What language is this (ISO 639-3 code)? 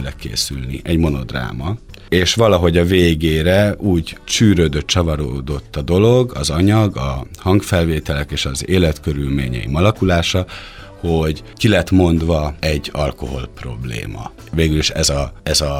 hun